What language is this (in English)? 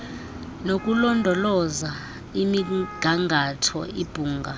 Xhosa